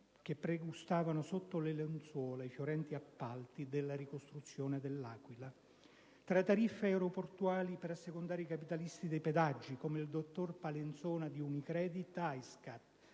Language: Italian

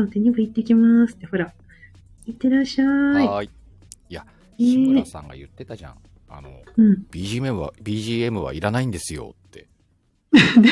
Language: Japanese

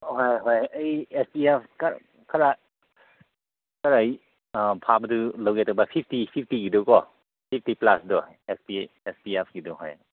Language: Manipuri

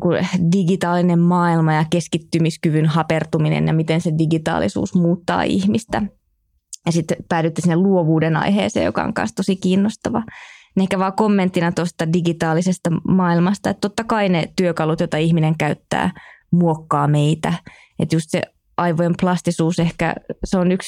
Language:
Finnish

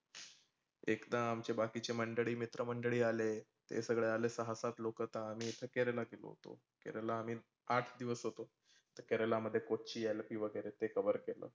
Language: Marathi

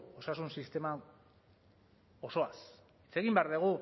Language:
Basque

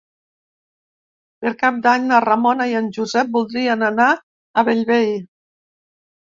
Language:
Catalan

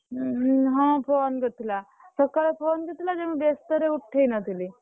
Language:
Odia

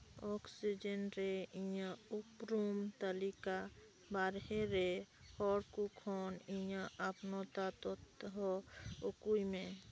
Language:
Santali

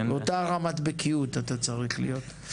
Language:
Hebrew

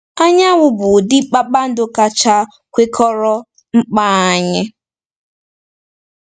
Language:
Igbo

